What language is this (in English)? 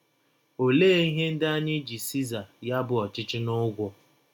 Igbo